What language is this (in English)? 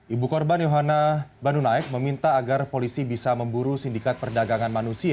Indonesian